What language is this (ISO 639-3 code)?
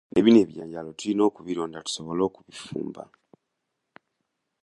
lug